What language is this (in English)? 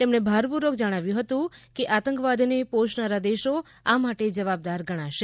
Gujarati